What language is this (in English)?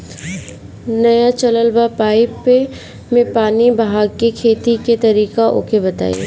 Bhojpuri